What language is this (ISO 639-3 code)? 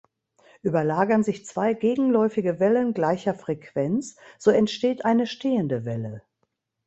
deu